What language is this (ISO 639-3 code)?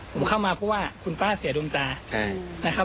tha